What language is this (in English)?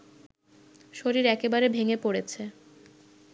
Bangla